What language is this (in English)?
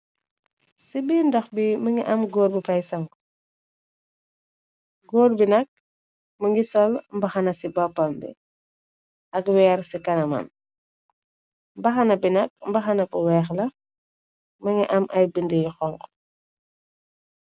Wolof